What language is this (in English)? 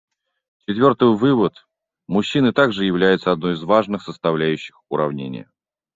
Russian